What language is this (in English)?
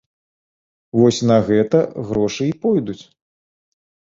Belarusian